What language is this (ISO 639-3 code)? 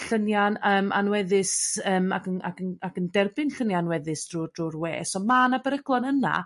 cym